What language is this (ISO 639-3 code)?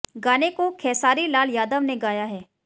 hin